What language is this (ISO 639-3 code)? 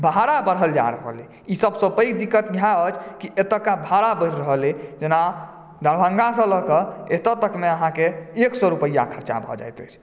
mai